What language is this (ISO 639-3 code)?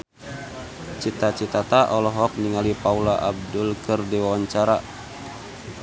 sun